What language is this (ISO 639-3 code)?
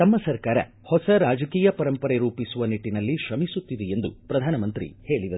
kan